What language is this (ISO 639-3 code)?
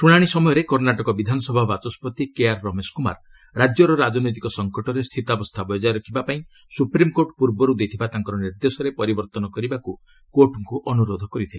ori